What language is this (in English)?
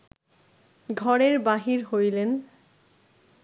Bangla